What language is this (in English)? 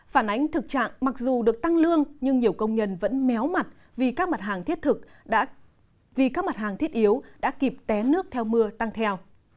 Vietnamese